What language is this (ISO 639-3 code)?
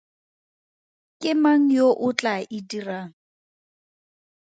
tsn